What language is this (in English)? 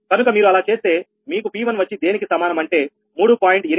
Telugu